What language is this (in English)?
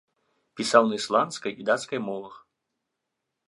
Belarusian